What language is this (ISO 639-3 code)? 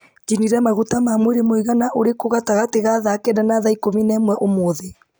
kik